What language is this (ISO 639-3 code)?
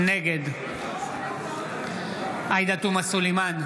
heb